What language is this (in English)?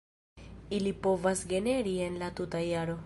Esperanto